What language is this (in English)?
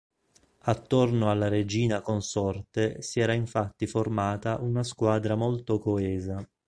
Italian